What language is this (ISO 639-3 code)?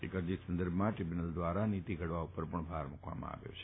guj